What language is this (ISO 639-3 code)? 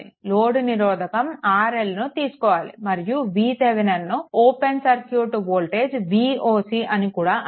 tel